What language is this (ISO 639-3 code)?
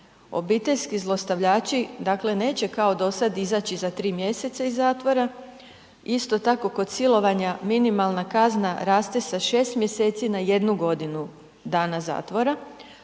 hrv